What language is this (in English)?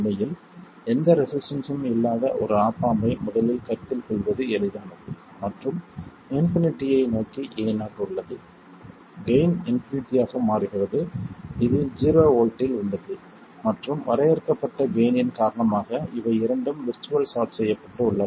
Tamil